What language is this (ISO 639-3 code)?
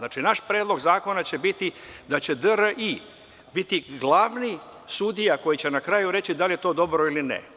srp